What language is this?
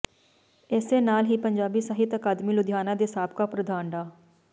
Punjabi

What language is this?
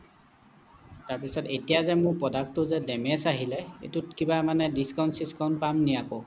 Assamese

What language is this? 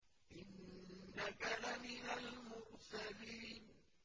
Arabic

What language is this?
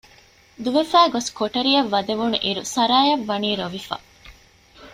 Divehi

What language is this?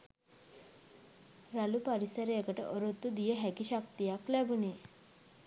Sinhala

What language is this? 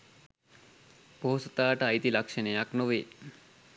Sinhala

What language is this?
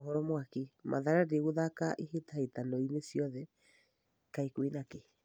Kikuyu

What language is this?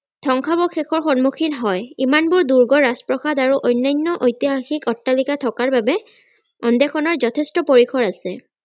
Assamese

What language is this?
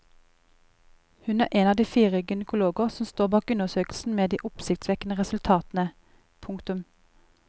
Norwegian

